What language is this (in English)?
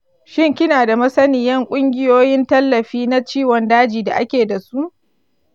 Hausa